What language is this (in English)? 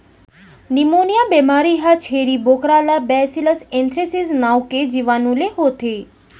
Chhattisgarhi